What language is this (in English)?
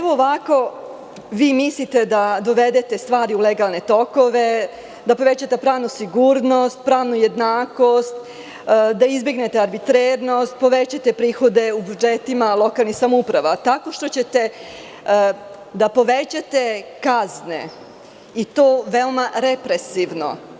Serbian